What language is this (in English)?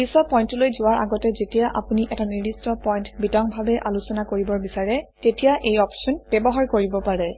Assamese